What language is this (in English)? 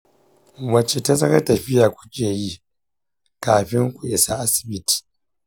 Hausa